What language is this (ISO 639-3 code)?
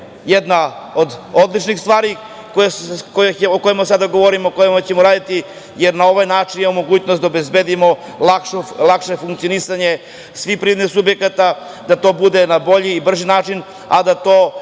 srp